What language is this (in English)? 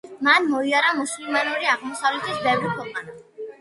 Georgian